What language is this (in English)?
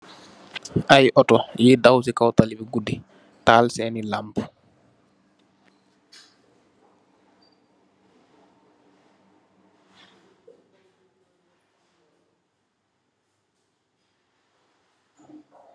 Wolof